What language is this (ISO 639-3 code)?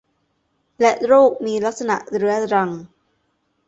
tha